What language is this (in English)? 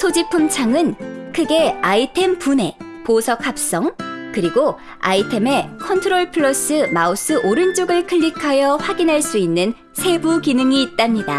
Korean